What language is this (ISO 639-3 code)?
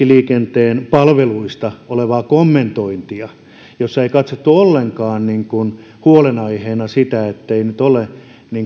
fin